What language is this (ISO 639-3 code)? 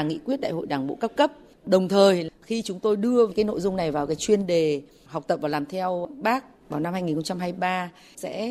vie